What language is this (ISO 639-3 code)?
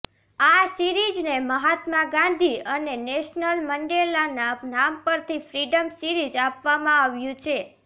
guj